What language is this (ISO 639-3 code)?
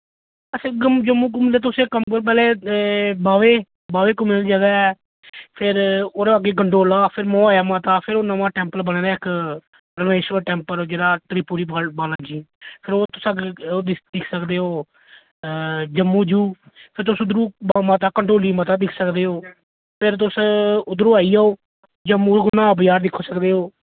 doi